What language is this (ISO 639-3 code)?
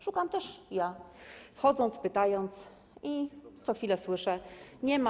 pol